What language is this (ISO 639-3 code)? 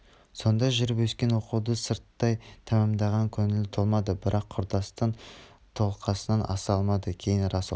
kaz